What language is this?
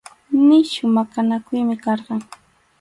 Arequipa-La Unión Quechua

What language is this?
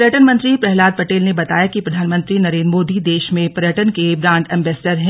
Hindi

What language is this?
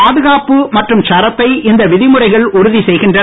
Tamil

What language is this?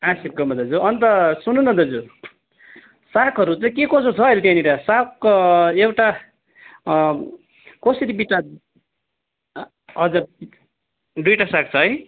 Nepali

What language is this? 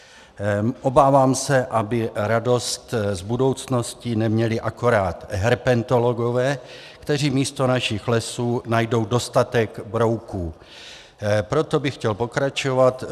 Czech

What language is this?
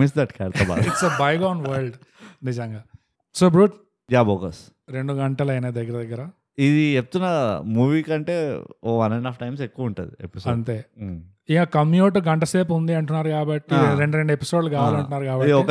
Telugu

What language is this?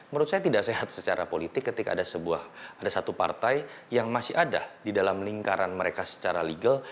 Indonesian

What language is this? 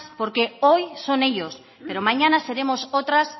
Spanish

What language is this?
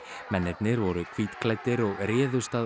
Icelandic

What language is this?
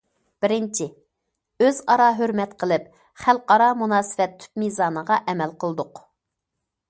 Uyghur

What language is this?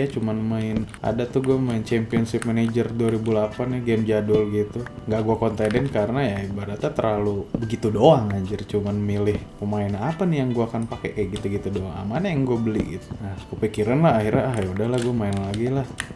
Indonesian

